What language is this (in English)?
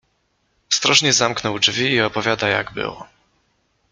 Polish